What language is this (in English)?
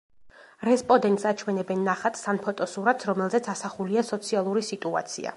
Georgian